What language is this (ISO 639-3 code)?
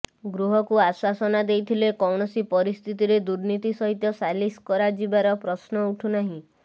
ori